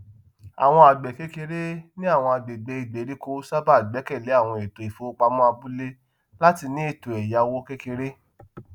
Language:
Yoruba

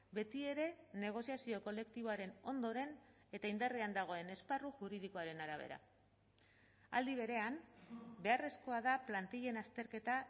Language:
Basque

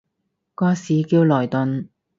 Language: Cantonese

